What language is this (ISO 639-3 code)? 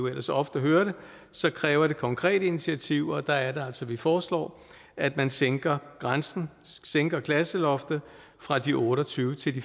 dan